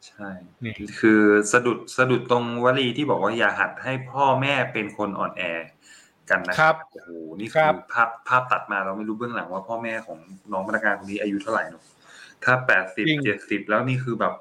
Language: Thai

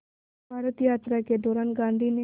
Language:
Hindi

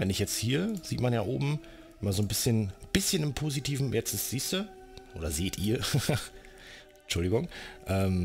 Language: German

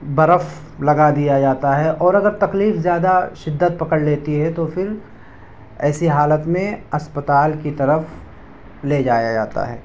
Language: Urdu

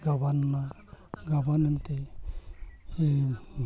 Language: Santali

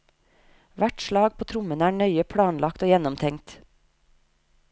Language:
Norwegian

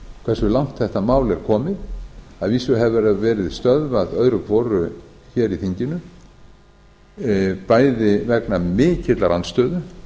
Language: Icelandic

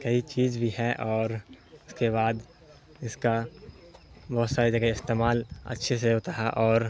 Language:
Urdu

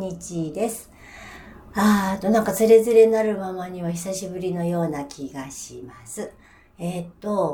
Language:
Japanese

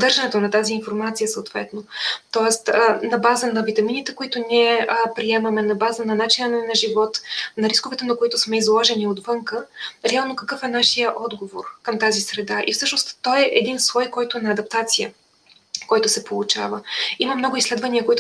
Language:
Bulgarian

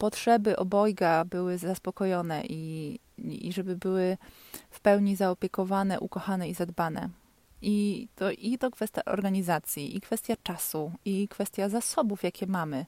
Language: Polish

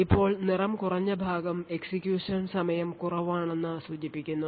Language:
Malayalam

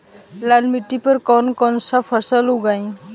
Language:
Bhojpuri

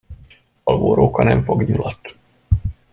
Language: Hungarian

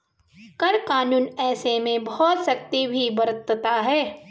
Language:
Hindi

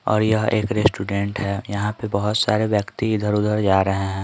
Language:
Hindi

